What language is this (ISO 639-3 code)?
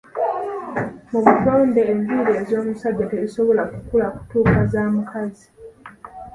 lug